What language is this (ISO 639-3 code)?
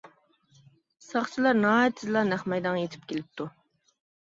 uig